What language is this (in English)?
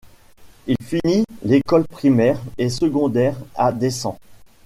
French